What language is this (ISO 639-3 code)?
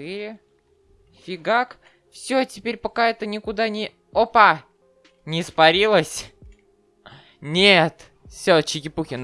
rus